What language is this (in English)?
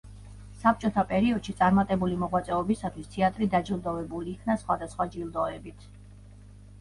Georgian